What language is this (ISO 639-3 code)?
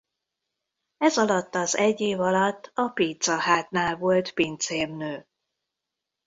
hun